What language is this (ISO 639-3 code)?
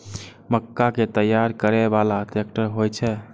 mai